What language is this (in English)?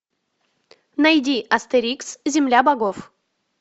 Russian